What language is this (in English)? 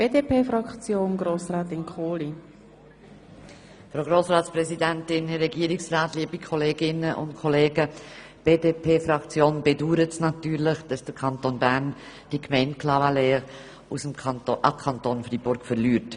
Swiss German